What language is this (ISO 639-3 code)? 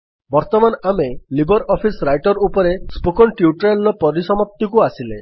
ori